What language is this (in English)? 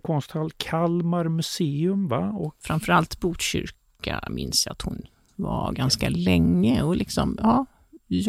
Swedish